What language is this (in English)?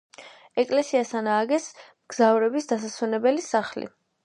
Georgian